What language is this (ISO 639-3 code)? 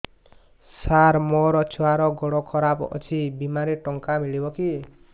ori